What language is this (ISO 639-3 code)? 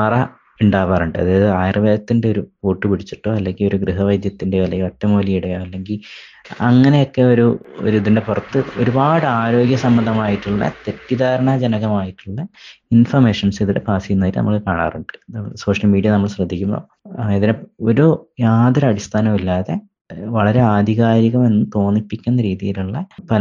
mal